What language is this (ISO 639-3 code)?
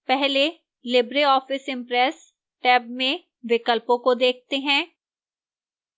hin